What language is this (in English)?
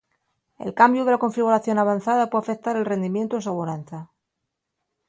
Asturian